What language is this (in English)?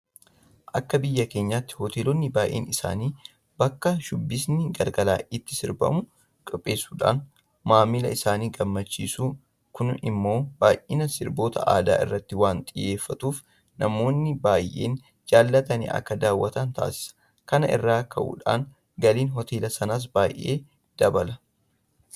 Oromo